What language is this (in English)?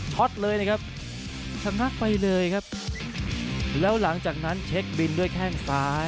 Thai